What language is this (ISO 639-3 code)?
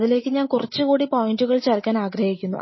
mal